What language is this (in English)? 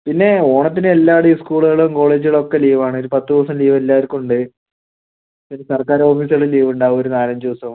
Malayalam